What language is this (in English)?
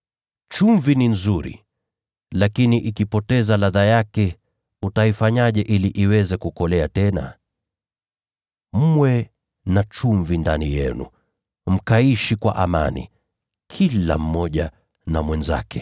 Swahili